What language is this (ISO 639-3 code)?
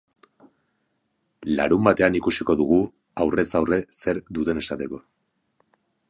eus